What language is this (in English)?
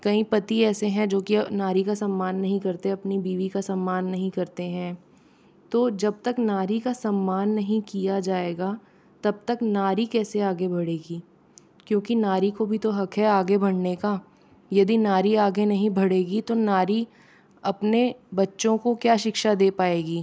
Hindi